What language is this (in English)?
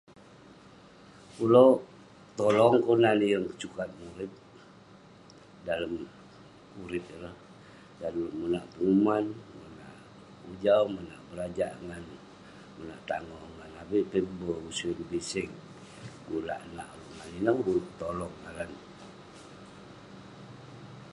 Western Penan